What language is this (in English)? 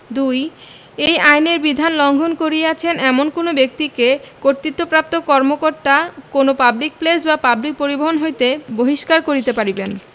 Bangla